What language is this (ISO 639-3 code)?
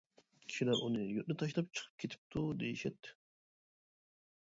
uig